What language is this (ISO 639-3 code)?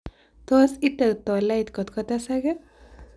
kln